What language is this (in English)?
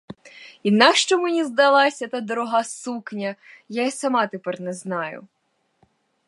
Ukrainian